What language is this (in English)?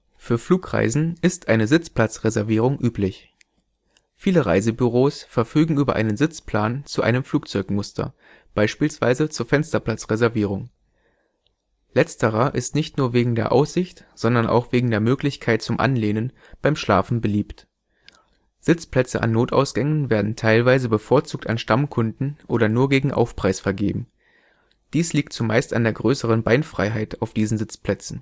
German